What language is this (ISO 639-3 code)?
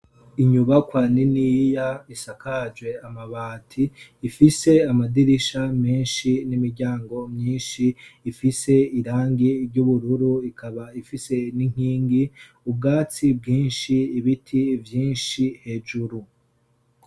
run